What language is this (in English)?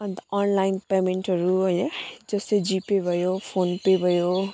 Nepali